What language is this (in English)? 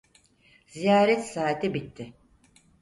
Turkish